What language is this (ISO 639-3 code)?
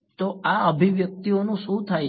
guj